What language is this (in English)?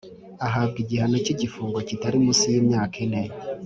Kinyarwanda